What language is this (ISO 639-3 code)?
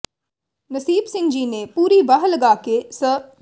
pan